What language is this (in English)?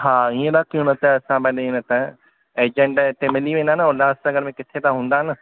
Sindhi